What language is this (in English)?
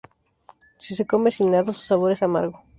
Spanish